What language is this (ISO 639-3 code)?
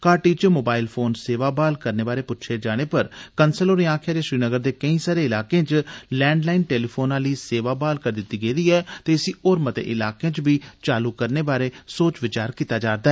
doi